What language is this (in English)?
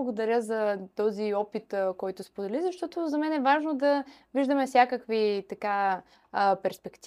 Bulgarian